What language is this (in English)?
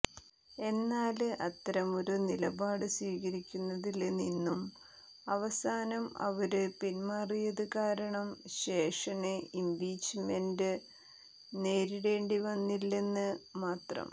Malayalam